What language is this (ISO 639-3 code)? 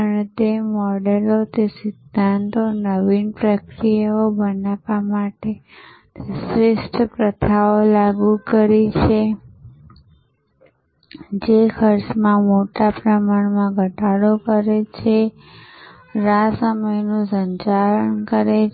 guj